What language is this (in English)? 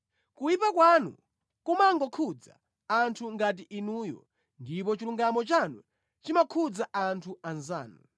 Nyanja